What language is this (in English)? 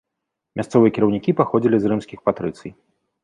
Belarusian